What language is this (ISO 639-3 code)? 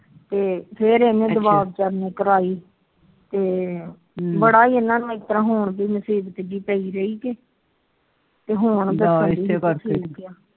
pan